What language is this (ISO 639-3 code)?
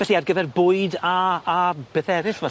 cym